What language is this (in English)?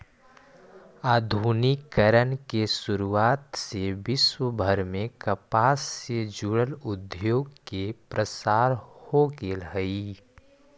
Magahi